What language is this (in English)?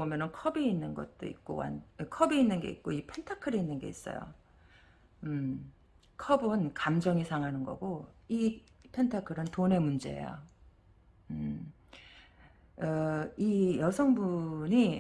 Korean